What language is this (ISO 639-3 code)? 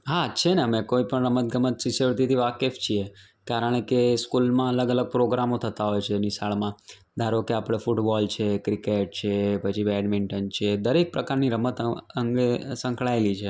guj